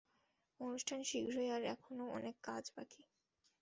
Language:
Bangla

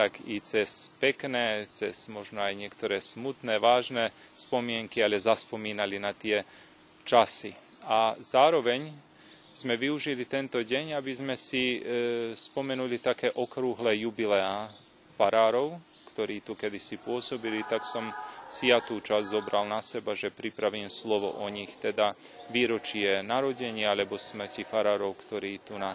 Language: Slovak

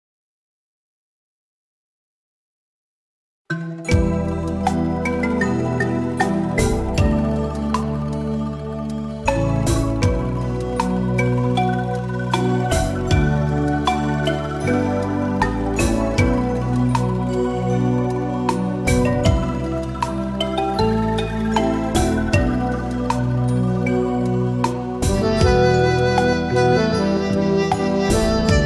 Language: Vietnamese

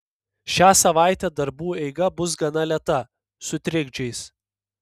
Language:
Lithuanian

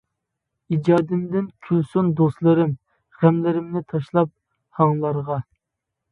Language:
Uyghur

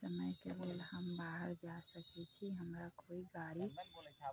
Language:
Maithili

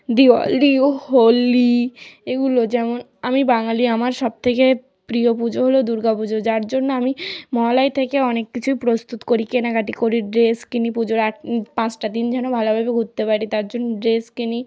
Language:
Bangla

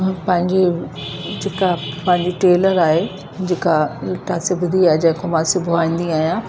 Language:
Sindhi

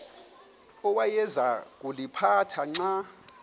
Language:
Xhosa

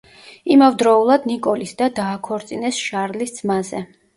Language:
Georgian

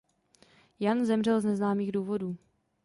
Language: Czech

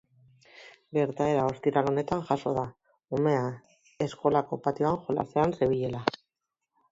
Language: Basque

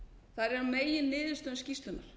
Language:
Icelandic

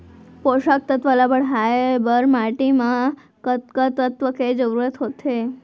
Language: Chhattisgarhi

